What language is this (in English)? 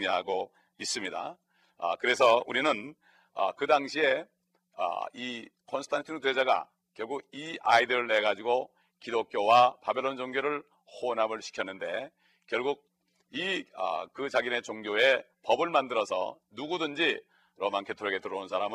Korean